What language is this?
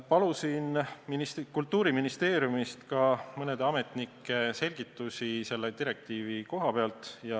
Estonian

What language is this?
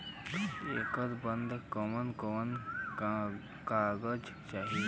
Bhojpuri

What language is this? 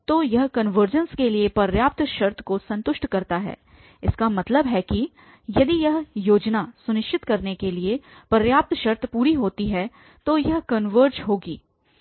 Hindi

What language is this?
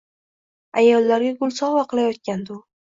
Uzbek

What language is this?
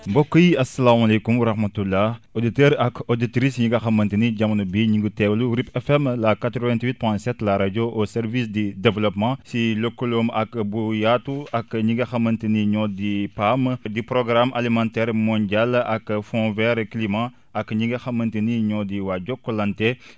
Wolof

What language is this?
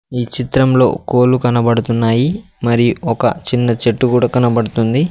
Telugu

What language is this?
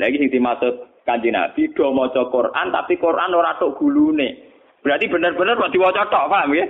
Indonesian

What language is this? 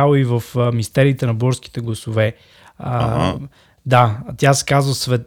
Bulgarian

